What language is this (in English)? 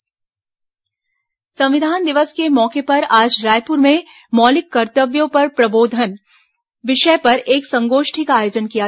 Hindi